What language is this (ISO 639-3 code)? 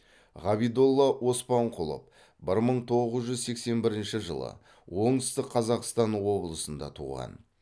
kaz